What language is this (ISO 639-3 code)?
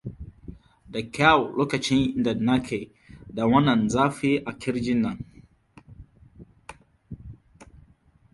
hau